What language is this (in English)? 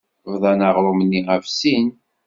Kabyle